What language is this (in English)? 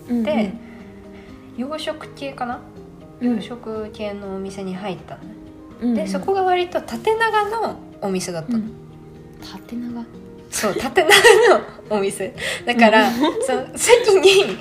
Japanese